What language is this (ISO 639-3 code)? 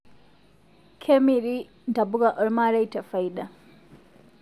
mas